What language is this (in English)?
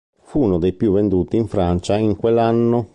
Italian